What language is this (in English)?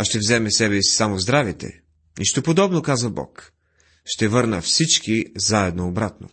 Bulgarian